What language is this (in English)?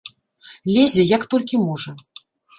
Belarusian